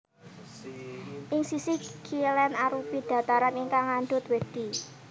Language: Javanese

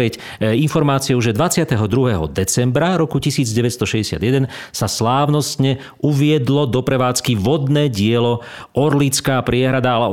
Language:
Slovak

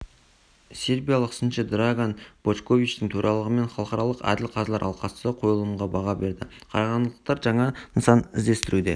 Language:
Kazakh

